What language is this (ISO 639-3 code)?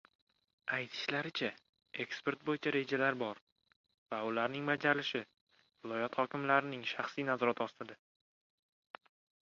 uzb